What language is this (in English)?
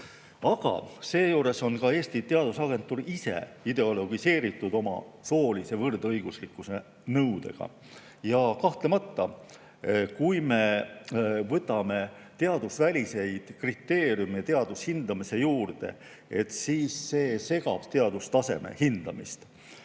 Estonian